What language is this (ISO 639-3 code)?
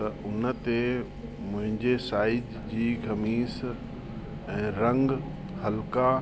snd